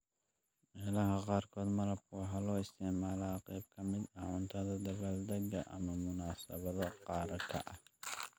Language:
Somali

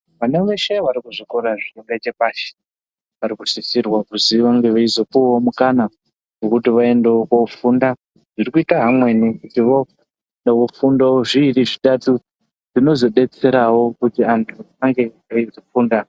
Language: Ndau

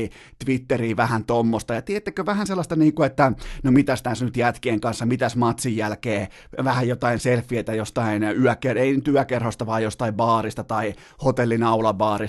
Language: Finnish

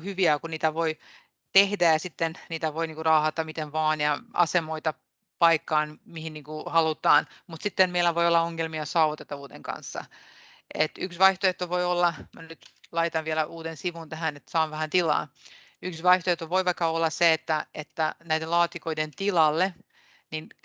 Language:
Finnish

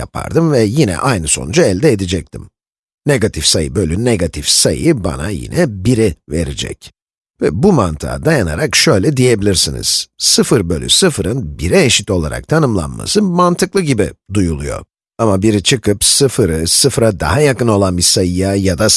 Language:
Turkish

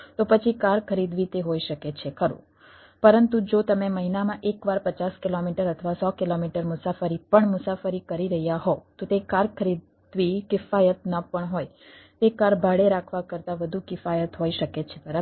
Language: Gujarati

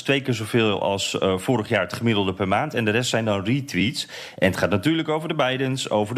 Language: Dutch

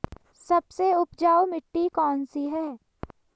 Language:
Hindi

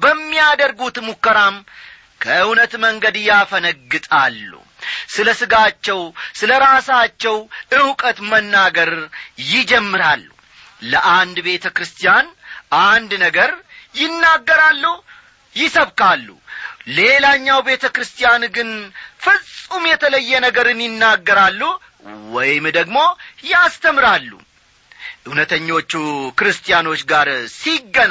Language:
Amharic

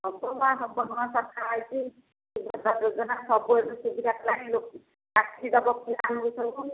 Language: Odia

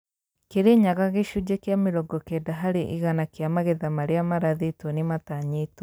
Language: Kikuyu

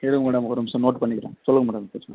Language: Tamil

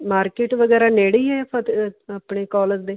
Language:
Punjabi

